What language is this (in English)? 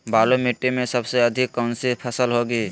Magahi